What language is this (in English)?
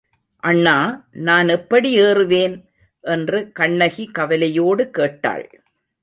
Tamil